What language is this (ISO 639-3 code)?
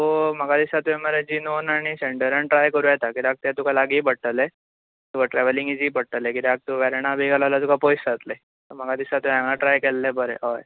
kok